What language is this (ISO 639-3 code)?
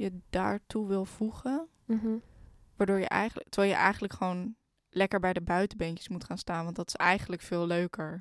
nld